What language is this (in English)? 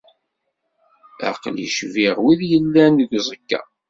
Kabyle